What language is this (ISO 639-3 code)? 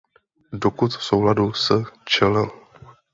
ces